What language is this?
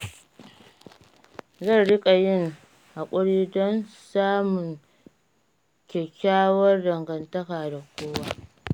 Hausa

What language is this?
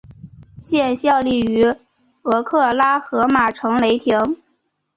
Chinese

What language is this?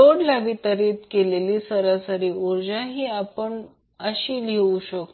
Marathi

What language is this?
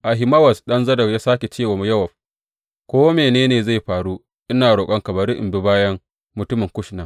Hausa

